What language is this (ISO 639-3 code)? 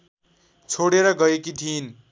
nep